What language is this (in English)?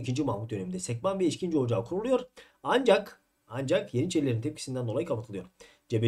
Turkish